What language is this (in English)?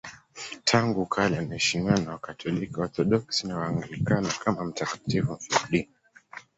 Swahili